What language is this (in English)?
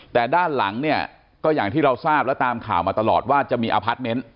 Thai